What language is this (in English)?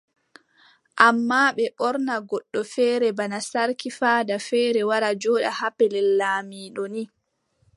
Adamawa Fulfulde